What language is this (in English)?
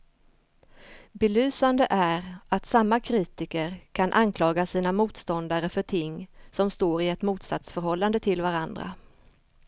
Swedish